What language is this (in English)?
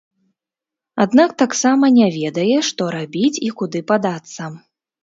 Belarusian